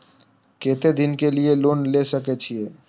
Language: Maithili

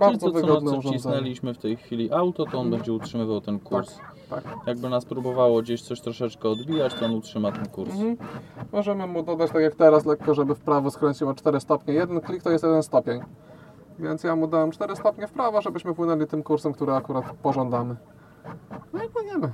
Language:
Polish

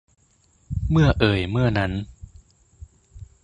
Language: Thai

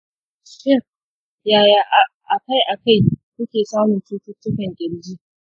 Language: Hausa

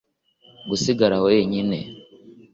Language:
Kinyarwanda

